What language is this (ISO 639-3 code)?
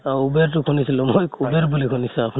asm